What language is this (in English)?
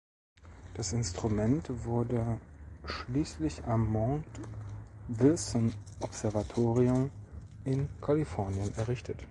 German